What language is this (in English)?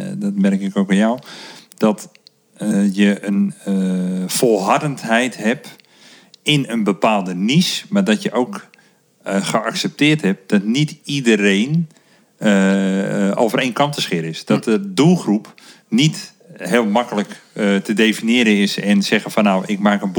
Dutch